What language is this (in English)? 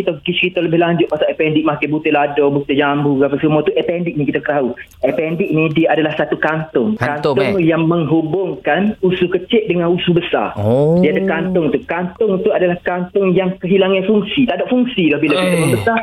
Malay